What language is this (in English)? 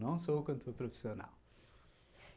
Portuguese